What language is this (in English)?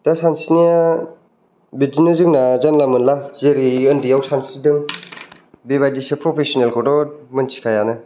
Bodo